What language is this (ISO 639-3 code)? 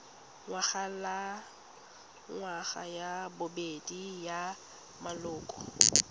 tsn